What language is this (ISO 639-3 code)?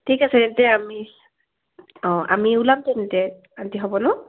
asm